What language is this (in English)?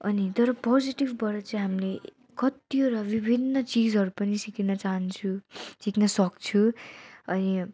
Nepali